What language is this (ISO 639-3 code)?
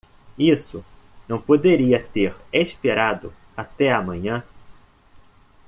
por